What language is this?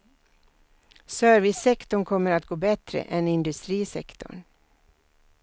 Swedish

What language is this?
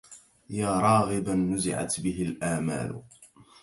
Arabic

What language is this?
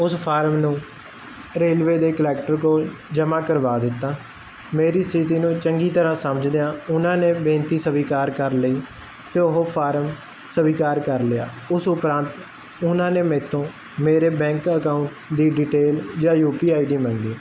Punjabi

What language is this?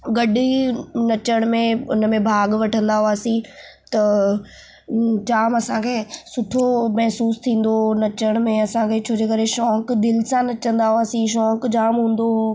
Sindhi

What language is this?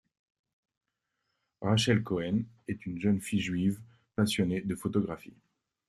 French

